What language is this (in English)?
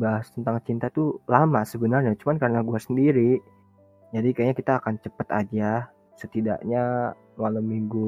Indonesian